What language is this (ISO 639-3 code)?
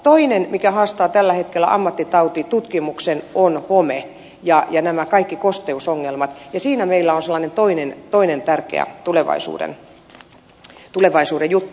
fin